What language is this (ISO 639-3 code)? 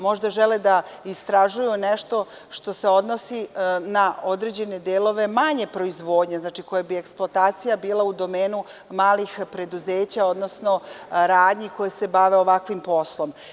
srp